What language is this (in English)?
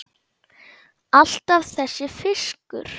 Icelandic